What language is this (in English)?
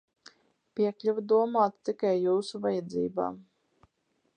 Latvian